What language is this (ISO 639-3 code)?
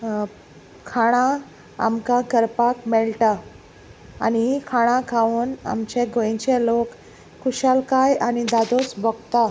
kok